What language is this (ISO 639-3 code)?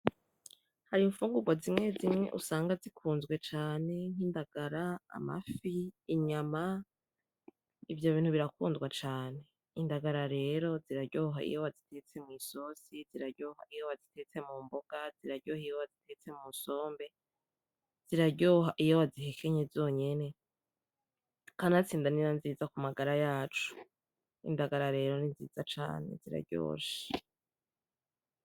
run